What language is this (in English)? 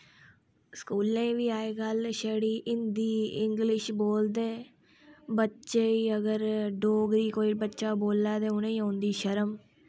Dogri